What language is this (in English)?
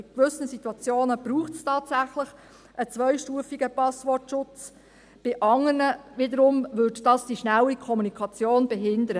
Swiss German